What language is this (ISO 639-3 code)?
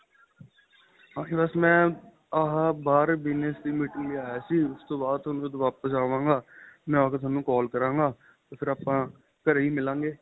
pan